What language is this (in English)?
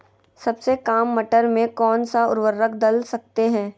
Magahi